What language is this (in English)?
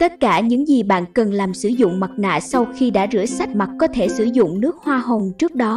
Vietnamese